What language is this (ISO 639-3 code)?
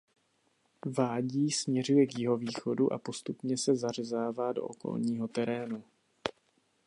ces